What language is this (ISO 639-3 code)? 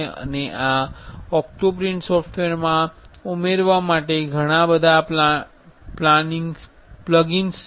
guj